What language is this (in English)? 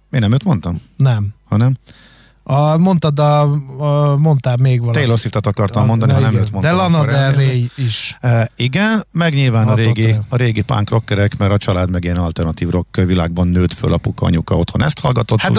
Hungarian